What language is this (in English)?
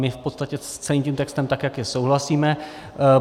Czech